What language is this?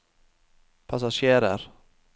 Norwegian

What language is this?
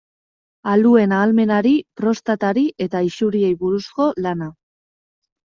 Basque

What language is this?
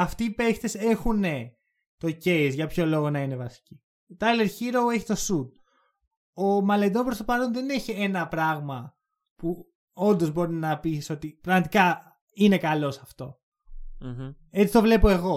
Greek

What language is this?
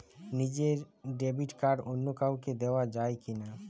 Bangla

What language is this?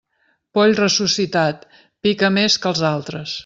Catalan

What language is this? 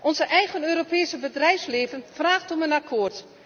Dutch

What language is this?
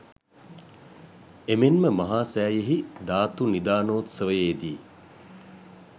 Sinhala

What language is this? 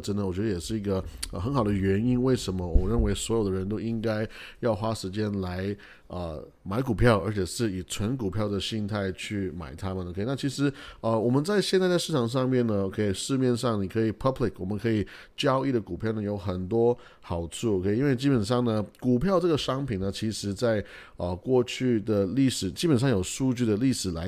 Chinese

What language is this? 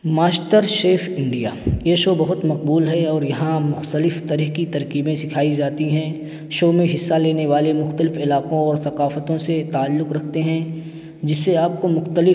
Urdu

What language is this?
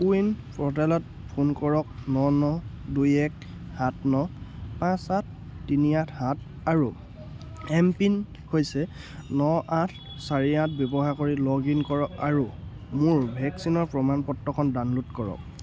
Assamese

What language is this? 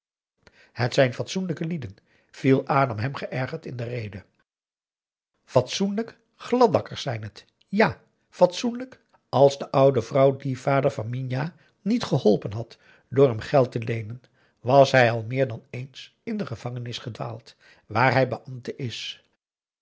Dutch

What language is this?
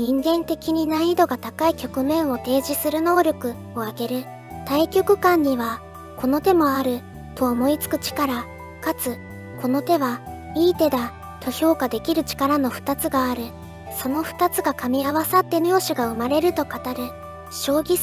Japanese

